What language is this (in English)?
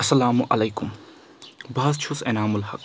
Kashmiri